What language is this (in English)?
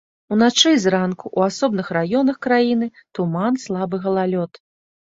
Belarusian